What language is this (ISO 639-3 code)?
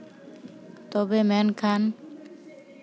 sat